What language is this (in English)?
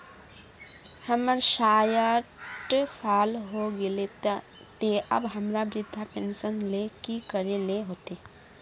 Magahi